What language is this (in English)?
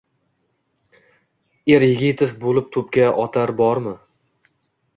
Uzbek